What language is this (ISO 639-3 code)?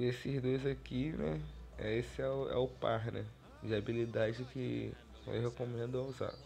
por